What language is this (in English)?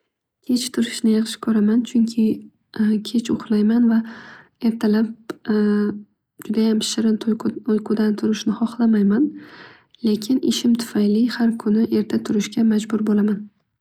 Uzbek